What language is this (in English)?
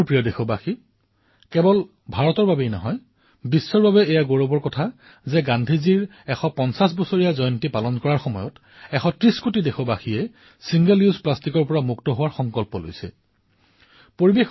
Assamese